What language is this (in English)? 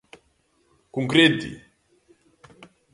Galician